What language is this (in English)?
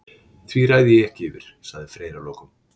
Icelandic